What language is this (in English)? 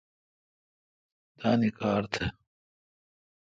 Kalkoti